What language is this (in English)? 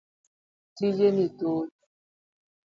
Luo (Kenya and Tanzania)